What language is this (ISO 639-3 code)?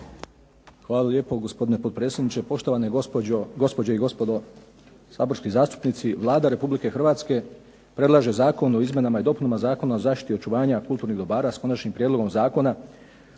hrv